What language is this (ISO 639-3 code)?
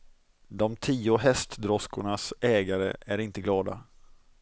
swe